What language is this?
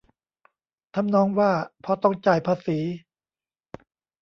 Thai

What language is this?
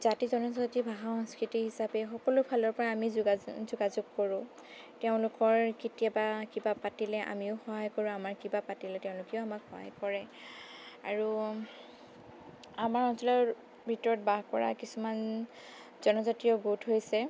Assamese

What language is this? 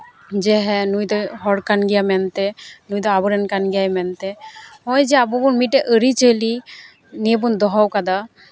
Santali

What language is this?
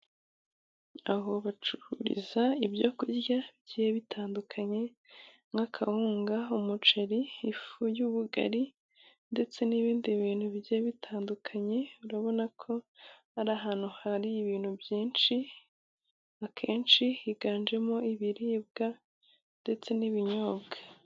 Kinyarwanda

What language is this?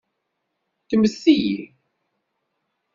Kabyle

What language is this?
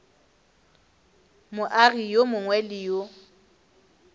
Northern Sotho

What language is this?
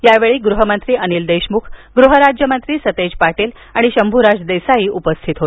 Marathi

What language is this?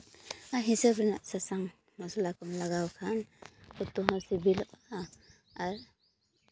Santali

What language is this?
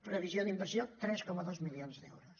Catalan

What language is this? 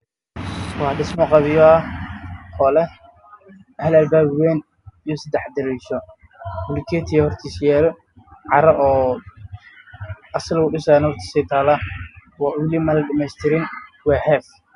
Somali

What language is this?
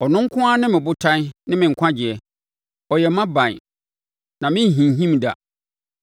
Akan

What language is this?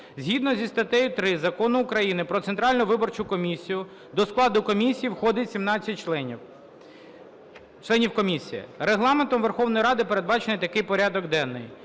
Ukrainian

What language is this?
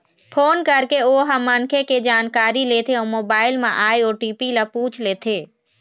Chhattisgarhi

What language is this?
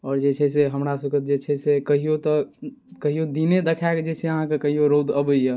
Maithili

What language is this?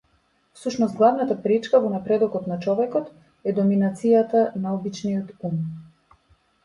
Macedonian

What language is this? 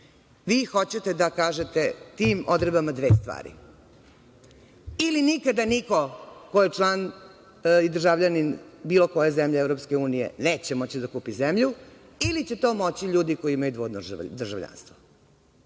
Serbian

